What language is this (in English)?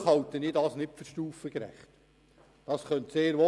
Swiss German